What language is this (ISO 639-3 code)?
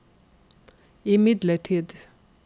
nor